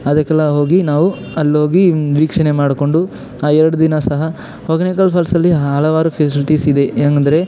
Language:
Kannada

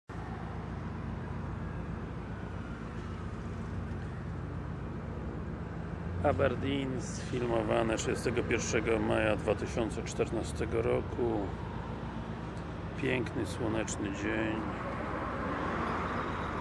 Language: Polish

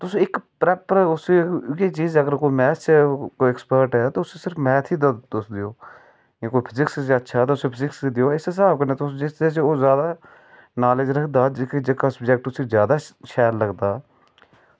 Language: Dogri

